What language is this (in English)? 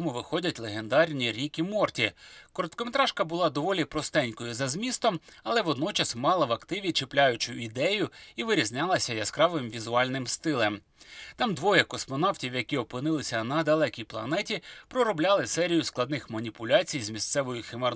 Ukrainian